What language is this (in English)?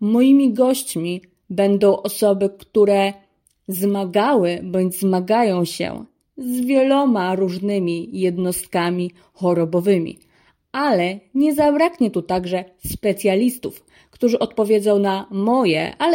Polish